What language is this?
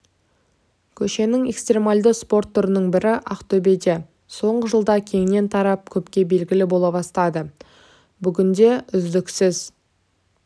Kazakh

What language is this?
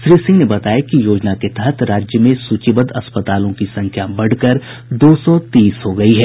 Hindi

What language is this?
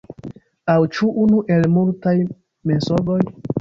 Esperanto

